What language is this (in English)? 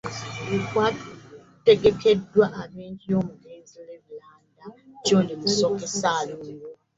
Ganda